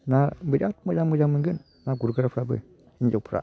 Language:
Bodo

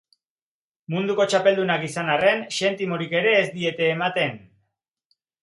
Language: Basque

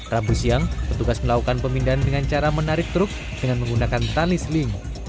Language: Indonesian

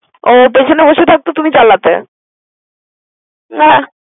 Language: Bangla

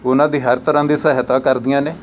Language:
Punjabi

